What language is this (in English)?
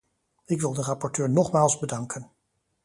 Dutch